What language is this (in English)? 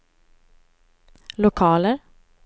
Swedish